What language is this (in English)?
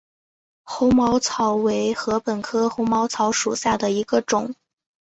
Chinese